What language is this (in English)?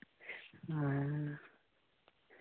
Santali